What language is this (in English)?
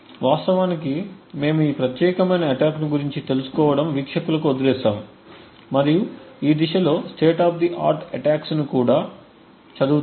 Telugu